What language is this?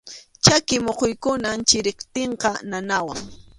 Arequipa-La Unión Quechua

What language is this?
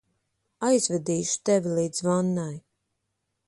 Latvian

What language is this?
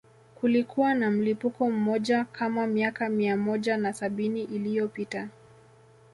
Swahili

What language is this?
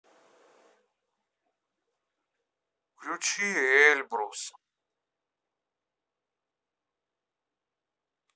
Russian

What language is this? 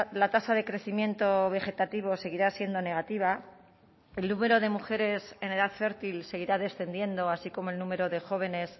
Spanish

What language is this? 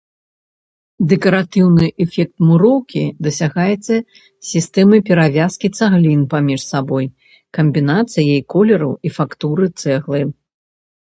Belarusian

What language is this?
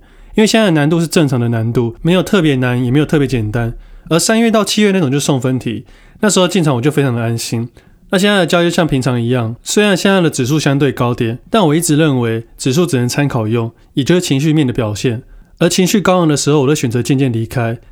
Chinese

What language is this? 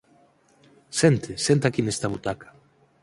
Galician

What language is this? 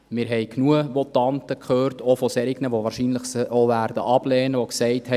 Swiss German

